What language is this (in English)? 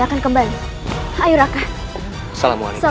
Indonesian